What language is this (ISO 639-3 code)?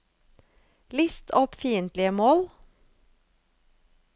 nor